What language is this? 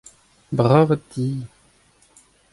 Breton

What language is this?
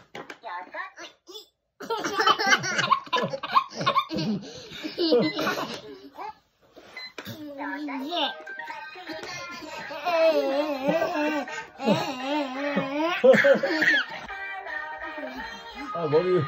Korean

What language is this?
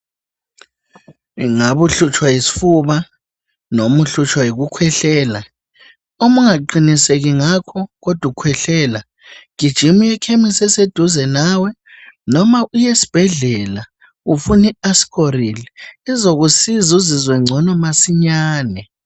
North Ndebele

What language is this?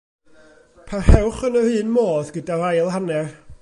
Welsh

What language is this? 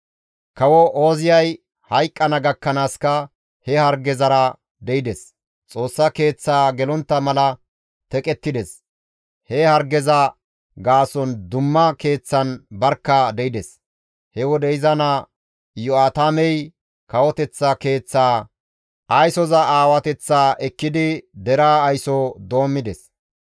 Gamo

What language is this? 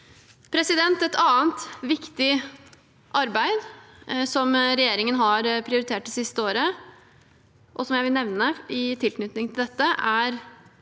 Norwegian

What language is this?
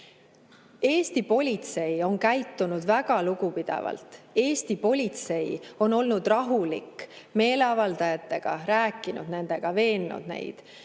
Estonian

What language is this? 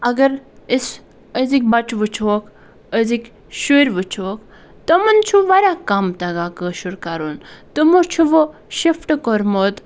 Kashmiri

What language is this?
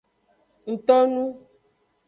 Aja (Benin)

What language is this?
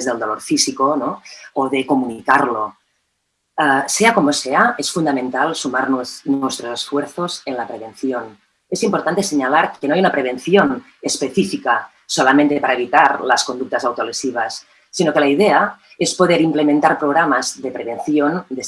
Spanish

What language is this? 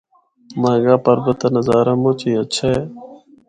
Northern Hindko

